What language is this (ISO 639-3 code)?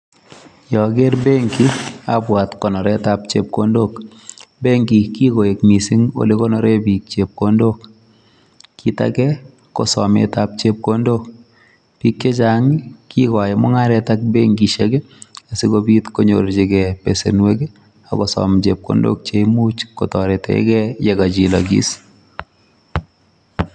kln